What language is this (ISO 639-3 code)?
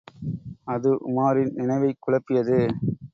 tam